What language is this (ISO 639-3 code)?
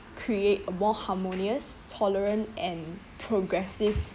eng